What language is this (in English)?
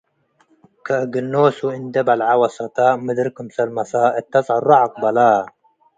Tigre